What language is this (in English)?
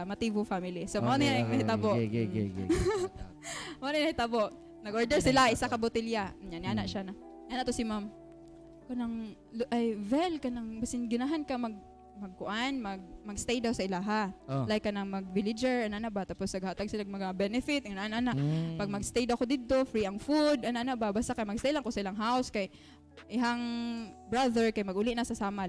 Filipino